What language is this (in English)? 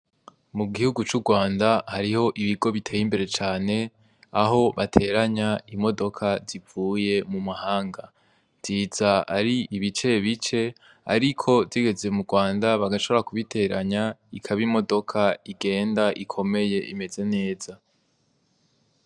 Rundi